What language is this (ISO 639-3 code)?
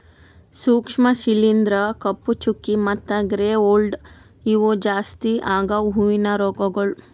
kan